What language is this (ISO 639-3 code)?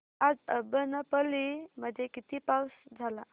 mar